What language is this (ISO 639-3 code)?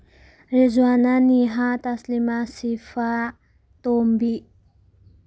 mni